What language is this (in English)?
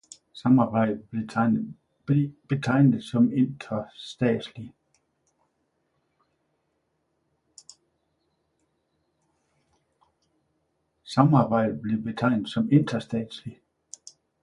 Danish